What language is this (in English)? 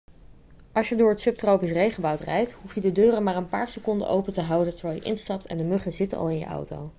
Dutch